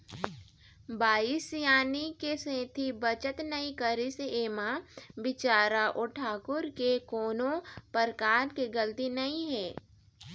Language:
Chhattisgarhi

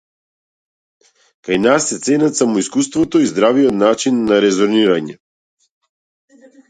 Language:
Macedonian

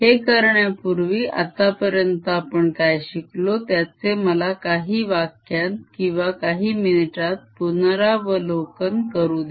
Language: Marathi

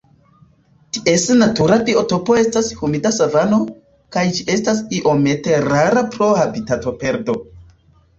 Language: Esperanto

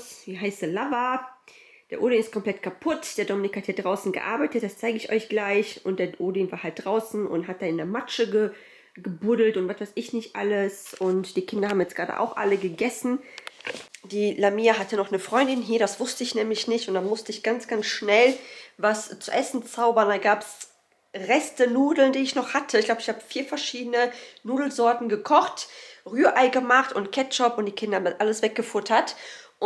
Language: German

